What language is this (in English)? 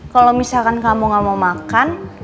Indonesian